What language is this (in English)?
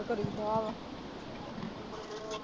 Punjabi